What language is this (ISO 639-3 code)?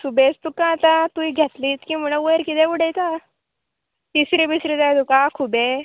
kok